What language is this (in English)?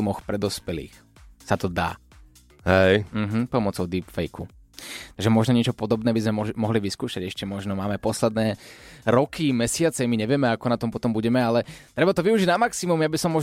Slovak